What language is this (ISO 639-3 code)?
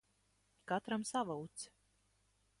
lav